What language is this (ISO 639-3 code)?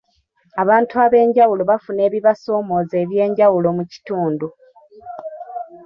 lug